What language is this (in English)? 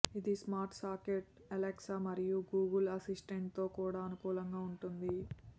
Telugu